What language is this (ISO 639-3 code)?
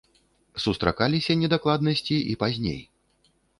bel